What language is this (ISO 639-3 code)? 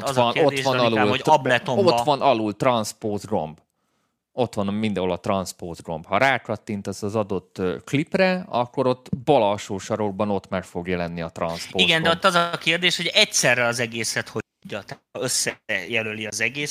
hun